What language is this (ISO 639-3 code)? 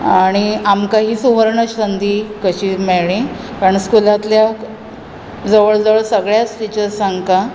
kok